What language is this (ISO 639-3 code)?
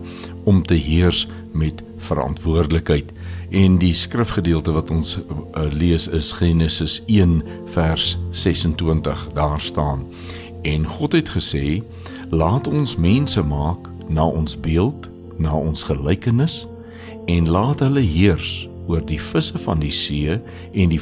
swe